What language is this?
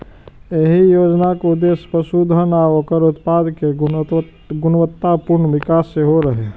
Maithili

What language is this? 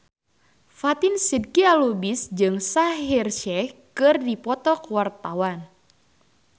Sundanese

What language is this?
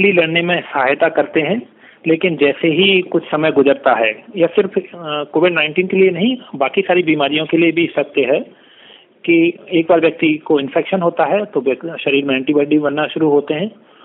Hindi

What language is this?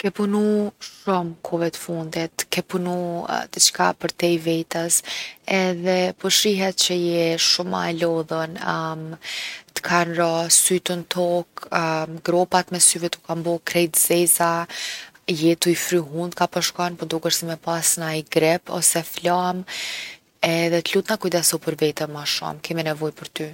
Gheg Albanian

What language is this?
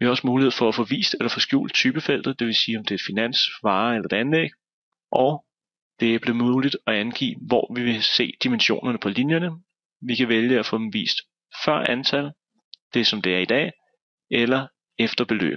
Danish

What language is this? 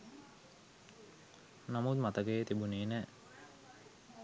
Sinhala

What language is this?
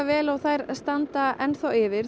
Icelandic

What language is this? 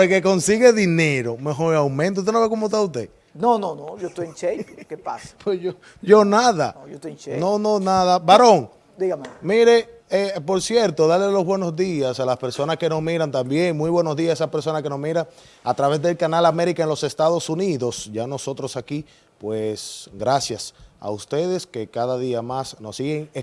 Spanish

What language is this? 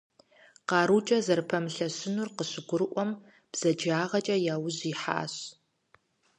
Kabardian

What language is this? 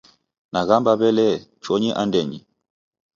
Taita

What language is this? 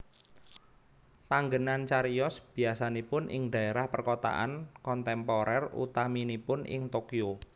Javanese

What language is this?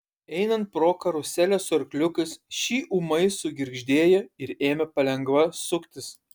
Lithuanian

